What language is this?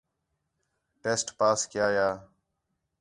Khetrani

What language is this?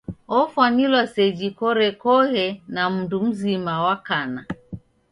Taita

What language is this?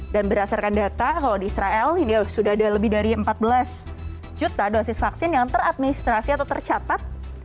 Indonesian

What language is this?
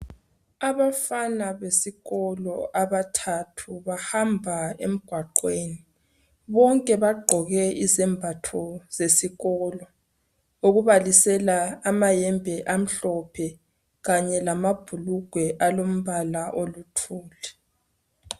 North Ndebele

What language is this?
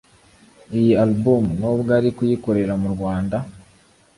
Kinyarwanda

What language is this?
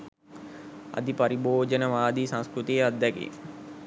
Sinhala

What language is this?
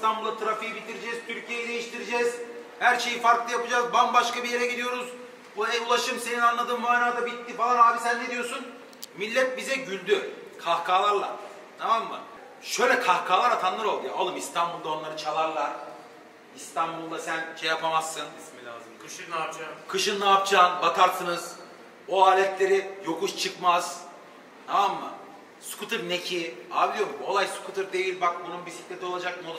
Turkish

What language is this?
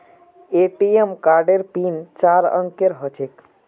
Magahi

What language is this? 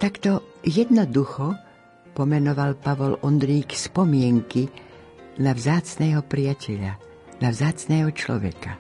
Slovak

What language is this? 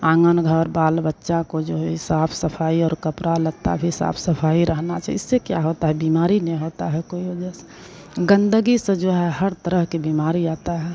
Hindi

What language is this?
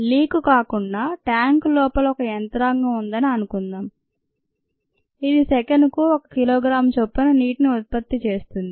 Telugu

